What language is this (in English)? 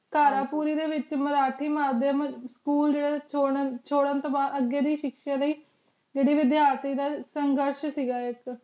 Punjabi